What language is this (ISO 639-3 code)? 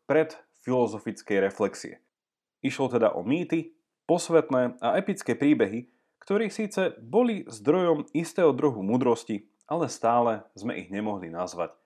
slk